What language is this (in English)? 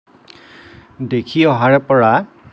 Assamese